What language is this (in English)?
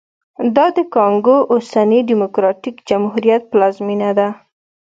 Pashto